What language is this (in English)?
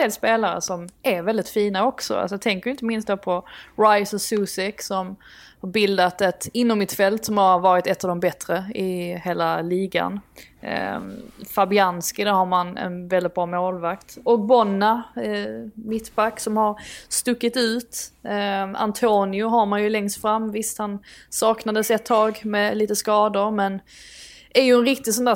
Swedish